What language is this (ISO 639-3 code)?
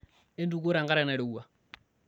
mas